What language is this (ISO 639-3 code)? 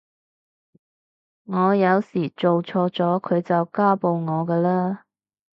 yue